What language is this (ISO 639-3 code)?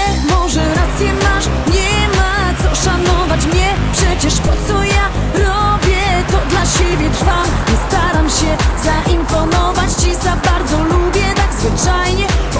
pol